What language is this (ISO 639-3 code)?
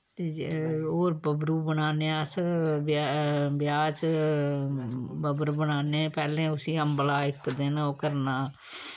doi